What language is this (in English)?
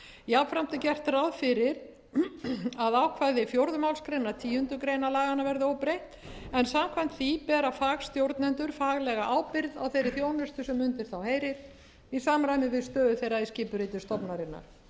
Icelandic